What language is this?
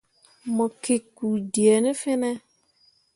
Mundang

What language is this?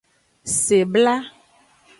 Aja (Benin)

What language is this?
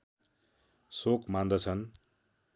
Nepali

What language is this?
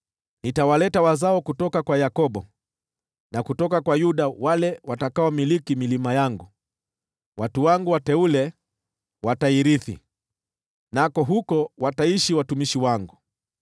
Swahili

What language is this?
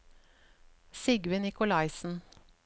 Norwegian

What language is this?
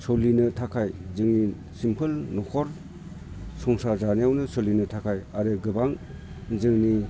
Bodo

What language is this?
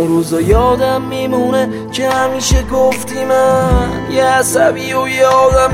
Persian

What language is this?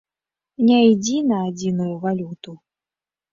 Belarusian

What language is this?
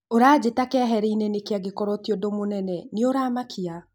Kikuyu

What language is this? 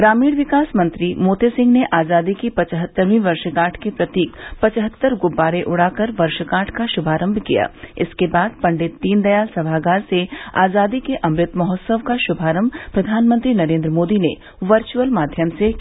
Hindi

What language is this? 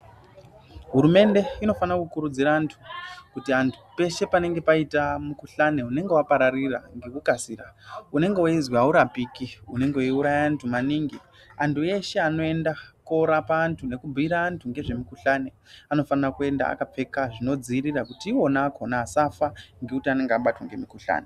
Ndau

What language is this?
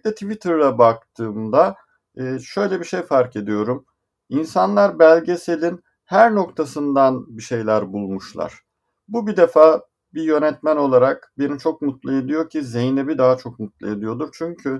Turkish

